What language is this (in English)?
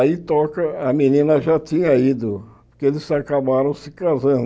Portuguese